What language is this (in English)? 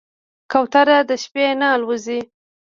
Pashto